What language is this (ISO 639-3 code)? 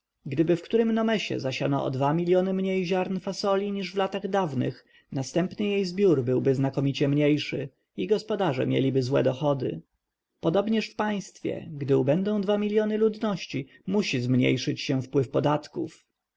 pol